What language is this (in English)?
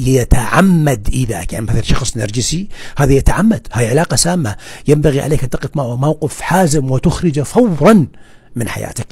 Arabic